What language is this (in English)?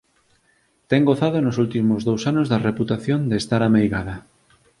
Galician